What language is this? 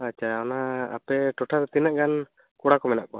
Santali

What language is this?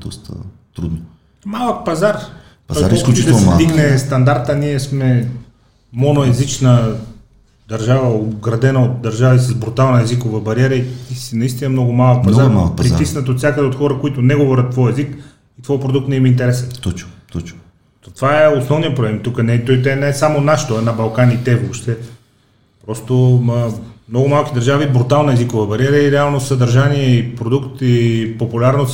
Bulgarian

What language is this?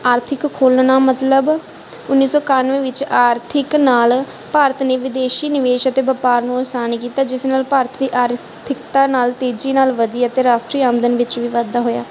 Punjabi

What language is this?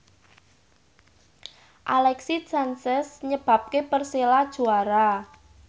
Javanese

